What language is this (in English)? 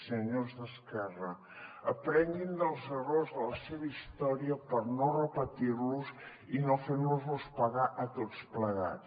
Catalan